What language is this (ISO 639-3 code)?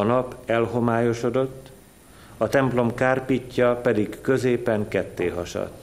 hun